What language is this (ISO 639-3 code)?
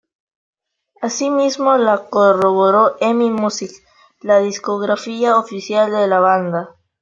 spa